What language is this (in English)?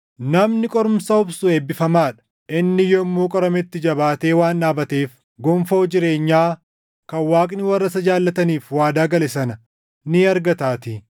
Oromo